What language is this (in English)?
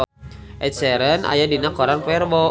Sundanese